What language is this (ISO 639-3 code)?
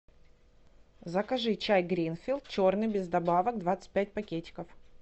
rus